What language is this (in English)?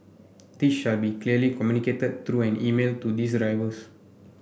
English